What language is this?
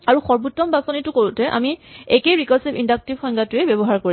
Assamese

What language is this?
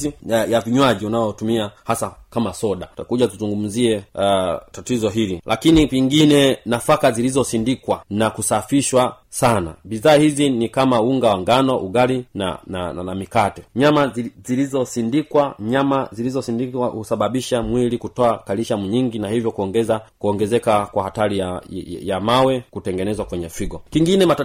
Swahili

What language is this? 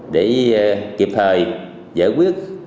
Vietnamese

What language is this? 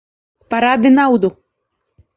Latvian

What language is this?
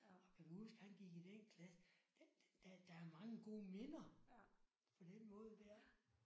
Danish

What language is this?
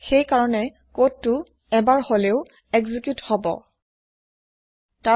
Assamese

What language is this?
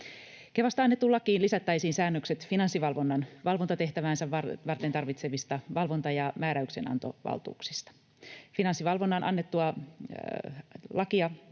Finnish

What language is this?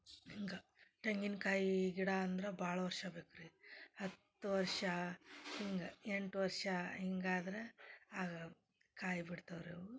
Kannada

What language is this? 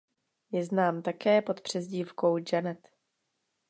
Czech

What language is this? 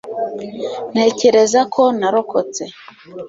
Kinyarwanda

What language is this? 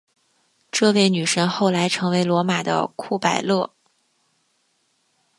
Chinese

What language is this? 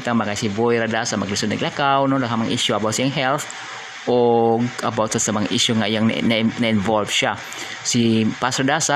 Filipino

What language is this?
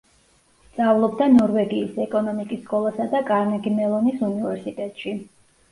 Georgian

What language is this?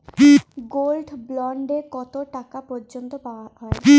Bangla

